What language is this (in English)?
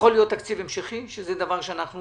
Hebrew